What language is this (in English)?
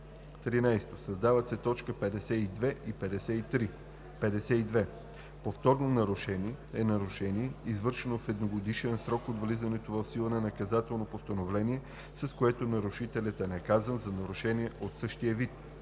Bulgarian